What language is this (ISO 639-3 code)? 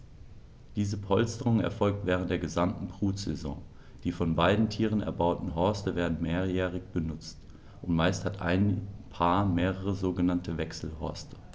deu